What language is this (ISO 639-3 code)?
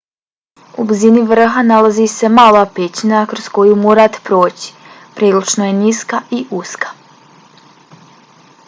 bos